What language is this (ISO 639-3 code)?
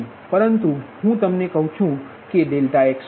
guj